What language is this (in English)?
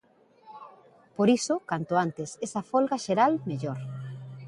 Galician